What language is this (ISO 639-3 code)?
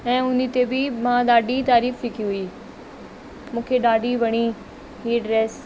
snd